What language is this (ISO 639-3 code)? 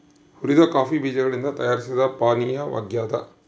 kan